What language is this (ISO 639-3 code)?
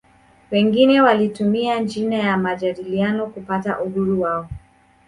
swa